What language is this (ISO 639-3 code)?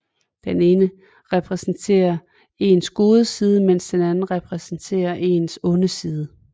dan